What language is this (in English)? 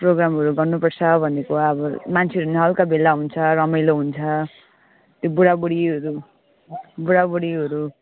Nepali